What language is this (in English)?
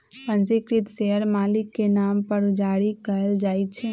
Magahi